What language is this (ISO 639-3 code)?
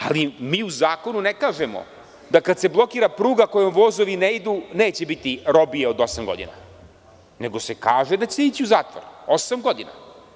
srp